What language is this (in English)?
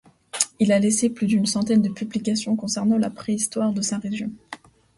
French